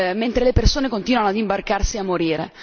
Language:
Italian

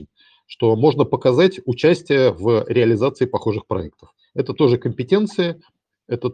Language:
Russian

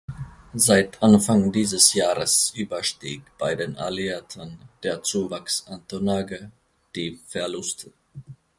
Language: German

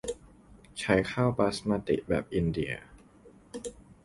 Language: Thai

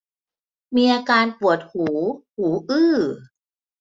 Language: Thai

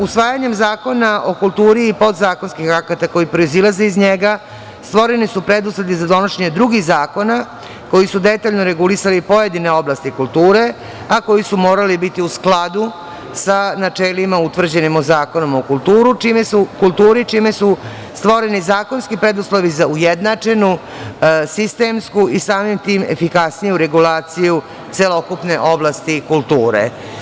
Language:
Serbian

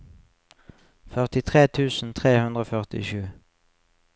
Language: Norwegian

